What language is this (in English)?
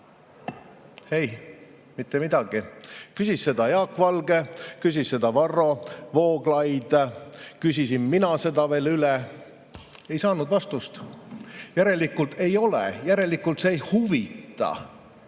Estonian